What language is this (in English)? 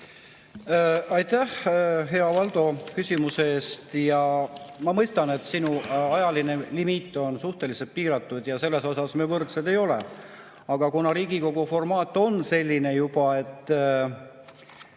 Estonian